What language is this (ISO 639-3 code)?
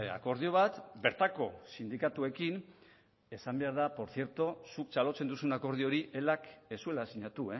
eus